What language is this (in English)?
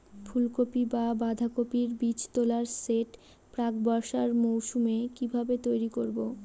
Bangla